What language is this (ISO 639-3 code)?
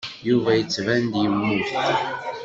kab